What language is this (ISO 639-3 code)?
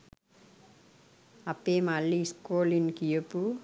sin